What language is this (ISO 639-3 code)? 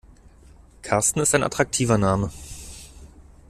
deu